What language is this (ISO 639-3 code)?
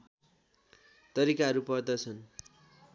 nep